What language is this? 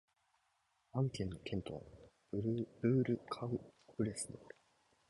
Japanese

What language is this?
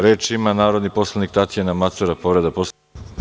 Serbian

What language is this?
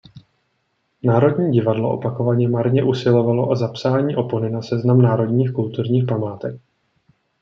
Czech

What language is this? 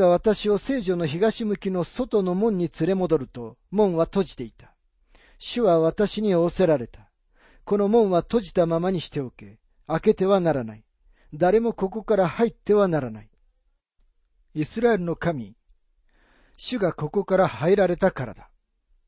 Japanese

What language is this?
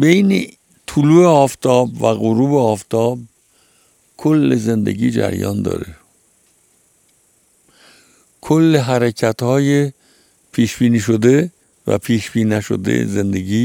Persian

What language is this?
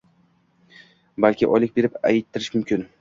Uzbek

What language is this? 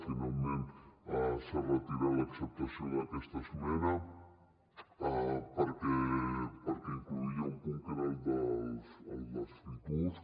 Catalan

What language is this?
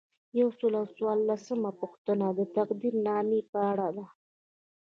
Pashto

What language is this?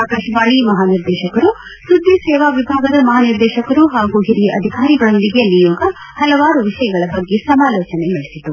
Kannada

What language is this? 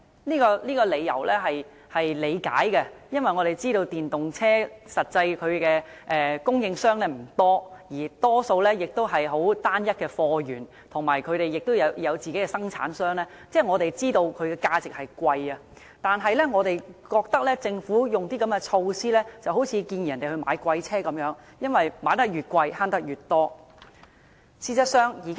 Cantonese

